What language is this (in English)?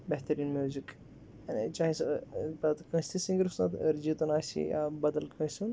Kashmiri